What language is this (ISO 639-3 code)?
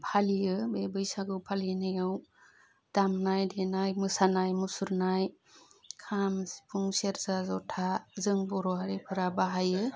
brx